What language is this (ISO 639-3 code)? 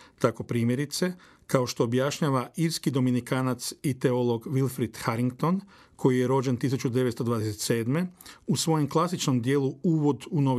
hrv